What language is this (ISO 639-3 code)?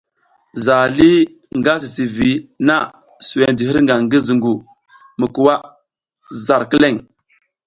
giz